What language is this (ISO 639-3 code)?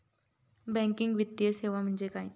mar